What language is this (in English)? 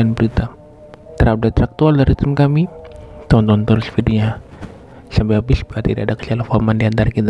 Indonesian